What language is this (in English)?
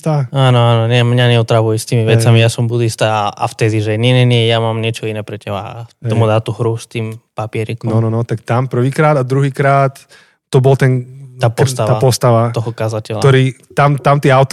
Slovak